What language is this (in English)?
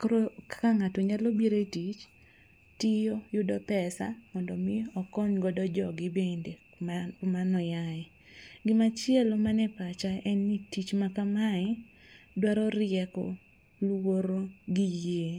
Luo (Kenya and Tanzania)